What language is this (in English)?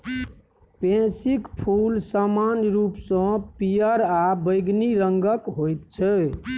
Maithili